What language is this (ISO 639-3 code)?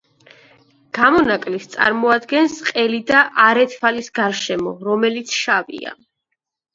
kat